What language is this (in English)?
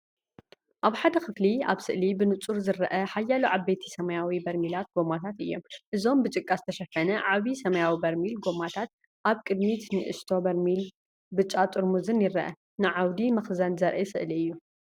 Tigrinya